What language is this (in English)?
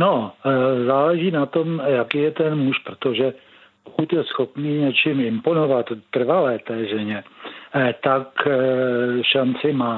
Czech